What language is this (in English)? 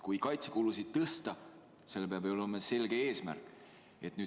Estonian